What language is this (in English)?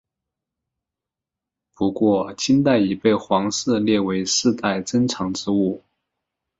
Chinese